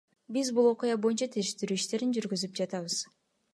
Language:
Kyrgyz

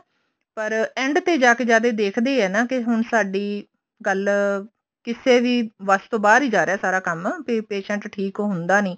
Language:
Punjabi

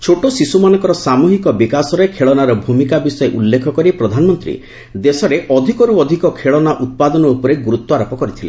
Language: Odia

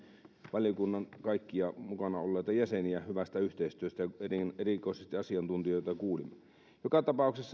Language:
Finnish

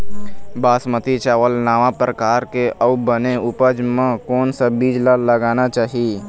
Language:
Chhattisgarhi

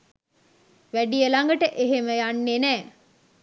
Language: Sinhala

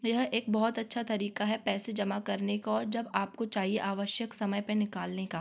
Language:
Hindi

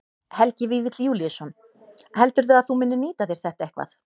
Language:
Icelandic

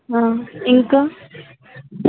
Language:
Telugu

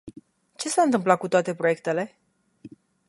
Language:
Romanian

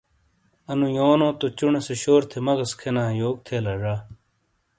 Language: Shina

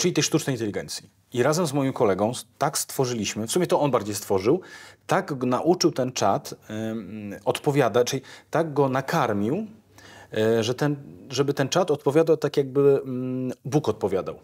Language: Polish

